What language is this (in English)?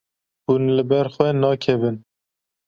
Kurdish